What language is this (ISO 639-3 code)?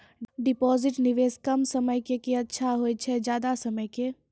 mai